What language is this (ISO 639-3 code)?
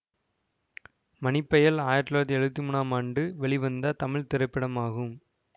tam